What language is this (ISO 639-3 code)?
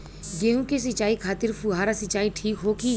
bho